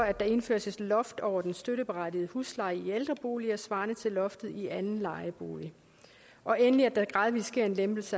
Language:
Danish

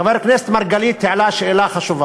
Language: Hebrew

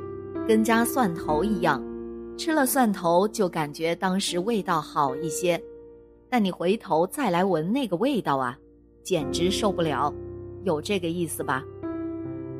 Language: Chinese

